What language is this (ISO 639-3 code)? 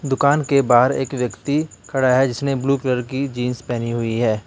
hin